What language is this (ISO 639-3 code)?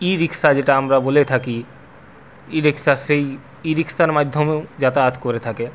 ben